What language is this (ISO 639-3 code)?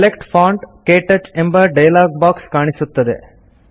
kan